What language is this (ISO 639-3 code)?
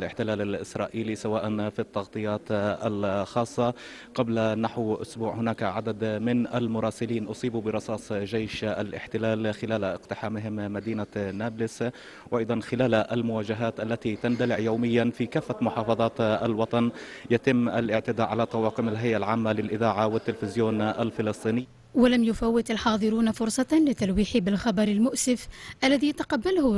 ara